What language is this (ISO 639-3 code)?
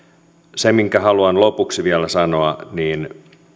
fin